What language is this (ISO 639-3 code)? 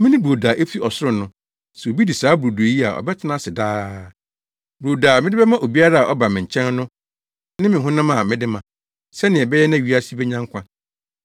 aka